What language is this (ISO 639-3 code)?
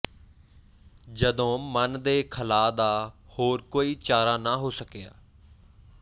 pan